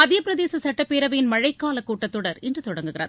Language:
Tamil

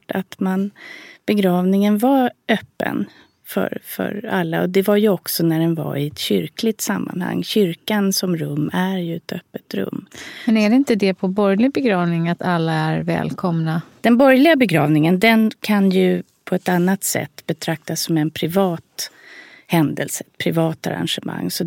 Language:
Swedish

